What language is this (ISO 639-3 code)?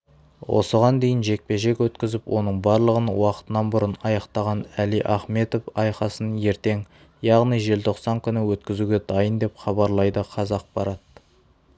kaz